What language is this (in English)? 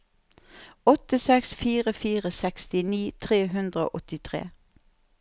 Norwegian